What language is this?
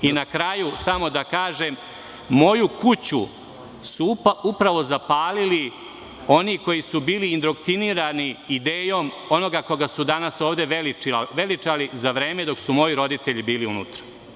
Serbian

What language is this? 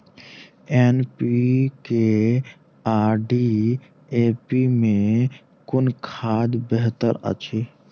Maithili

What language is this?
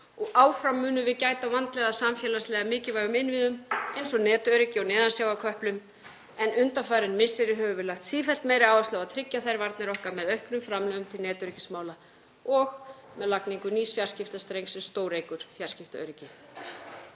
Icelandic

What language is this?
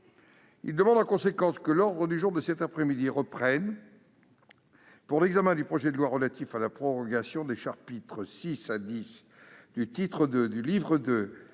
French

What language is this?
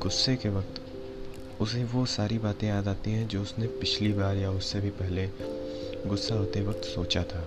Hindi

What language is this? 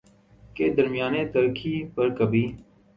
Urdu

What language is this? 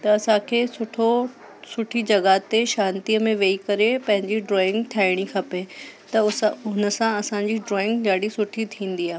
Sindhi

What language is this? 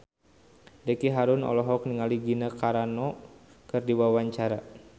Sundanese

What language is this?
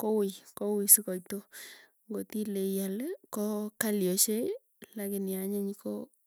Tugen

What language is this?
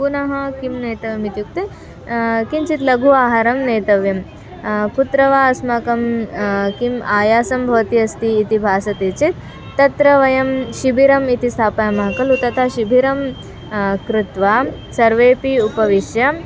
Sanskrit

